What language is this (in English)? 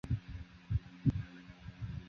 Chinese